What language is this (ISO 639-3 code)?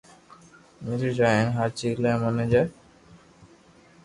lrk